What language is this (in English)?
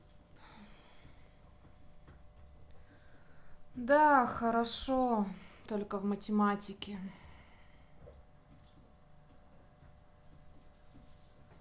Russian